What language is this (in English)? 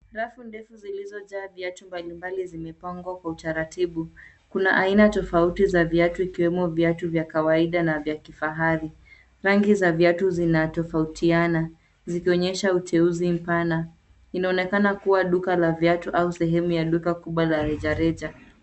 Swahili